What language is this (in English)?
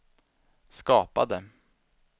Swedish